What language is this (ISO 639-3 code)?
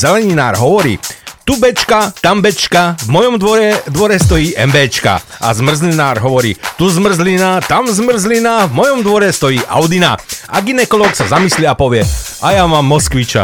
slk